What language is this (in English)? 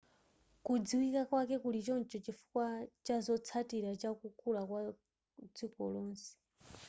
Nyanja